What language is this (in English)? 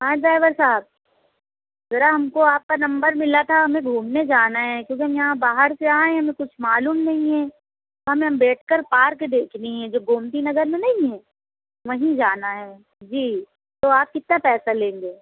Urdu